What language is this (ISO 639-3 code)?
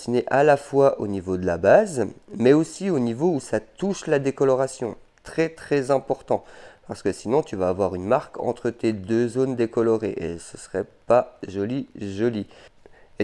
fra